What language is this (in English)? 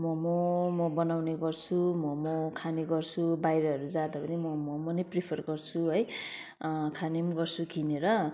Nepali